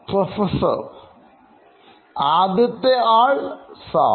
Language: Malayalam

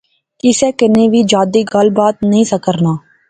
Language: Pahari-Potwari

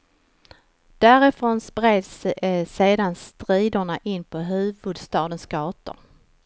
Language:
Swedish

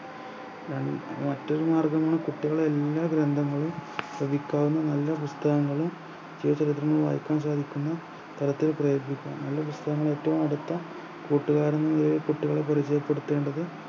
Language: Malayalam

